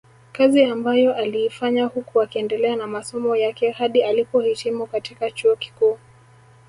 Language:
Swahili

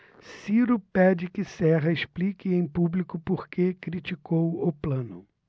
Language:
Portuguese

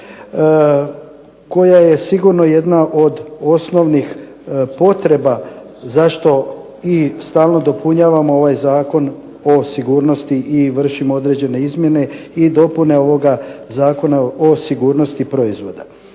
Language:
Croatian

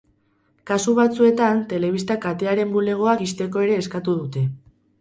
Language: Basque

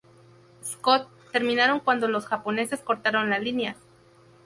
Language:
Spanish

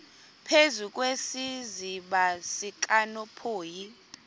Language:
Xhosa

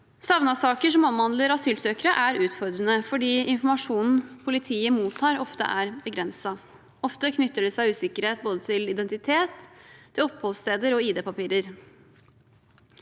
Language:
Norwegian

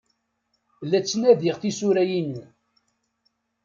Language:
Kabyle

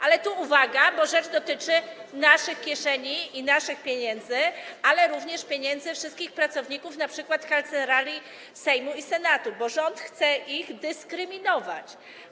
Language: Polish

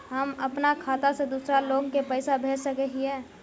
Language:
Magahi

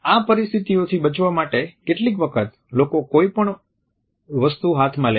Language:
Gujarati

